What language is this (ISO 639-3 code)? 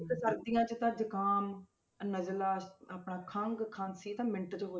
pan